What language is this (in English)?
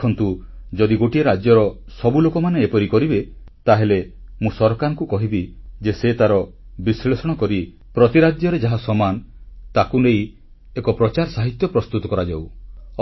Odia